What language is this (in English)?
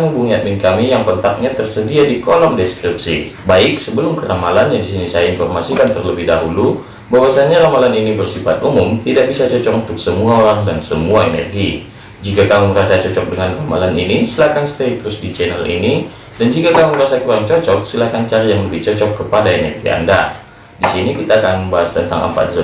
Indonesian